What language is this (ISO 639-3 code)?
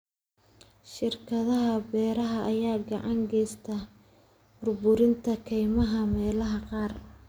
som